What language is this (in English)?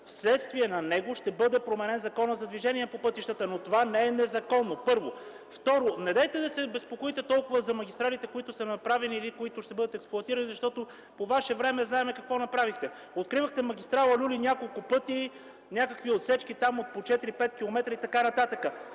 Bulgarian